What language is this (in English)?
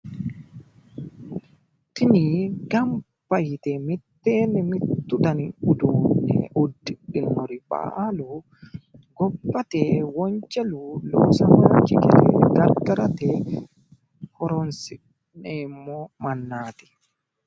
Sidamo